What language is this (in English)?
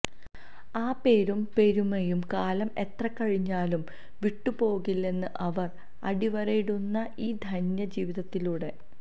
Malayalam